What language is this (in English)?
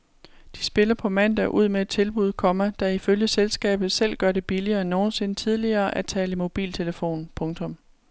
Danish